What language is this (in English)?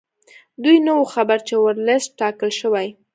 Pashto